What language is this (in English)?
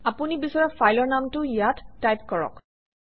Assamese